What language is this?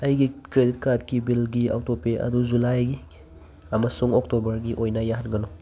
Manipuri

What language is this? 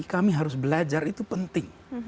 Indonesian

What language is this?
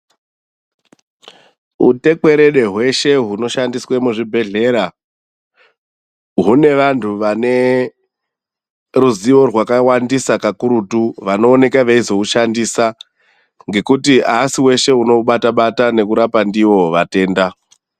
Ndau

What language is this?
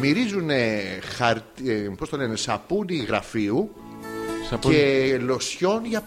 Greek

